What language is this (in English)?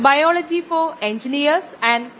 Malayalam